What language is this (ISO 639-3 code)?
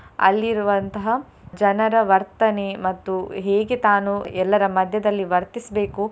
kan